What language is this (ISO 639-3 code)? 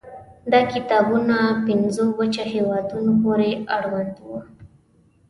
pus